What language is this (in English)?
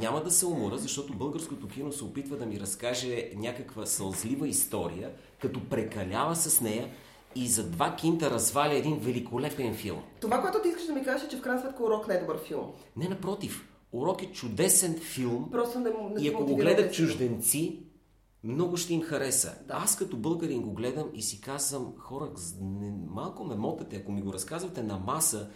Bulgarian